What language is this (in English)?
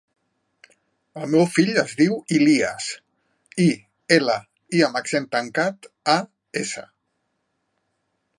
Catalan